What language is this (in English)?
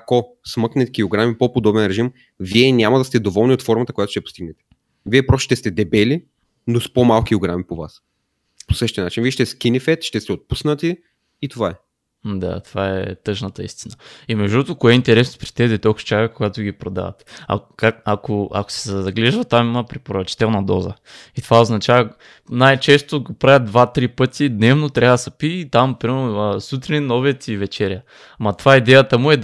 Bulgarian